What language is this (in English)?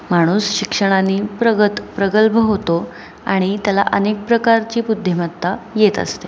Marathi